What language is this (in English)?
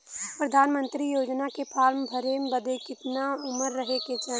Bhojpuri